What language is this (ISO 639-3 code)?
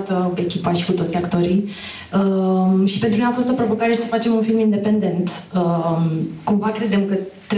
ron